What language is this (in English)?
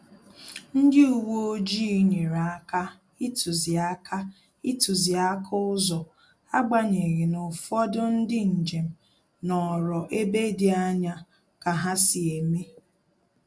Igbo